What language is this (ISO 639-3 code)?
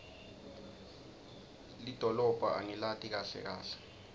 ssw